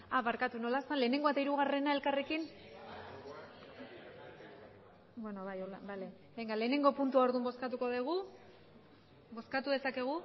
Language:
Basque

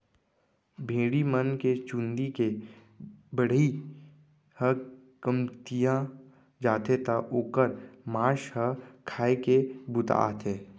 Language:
Chhattisgarhi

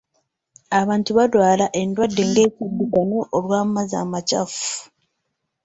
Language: Ganda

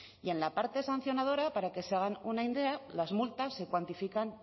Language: Spanish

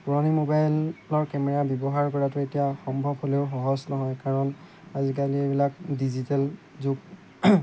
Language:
Assamese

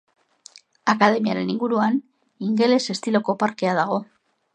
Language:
Basque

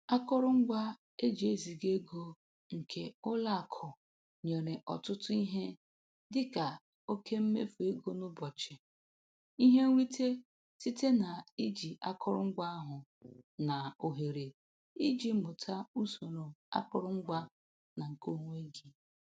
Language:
Igbo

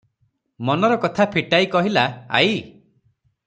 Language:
Odia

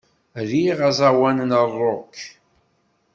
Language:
Kabyle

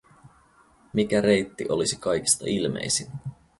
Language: Finnish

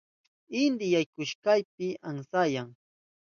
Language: Southern Pastaza Quechua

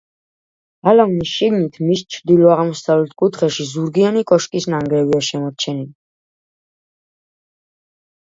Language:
Georgian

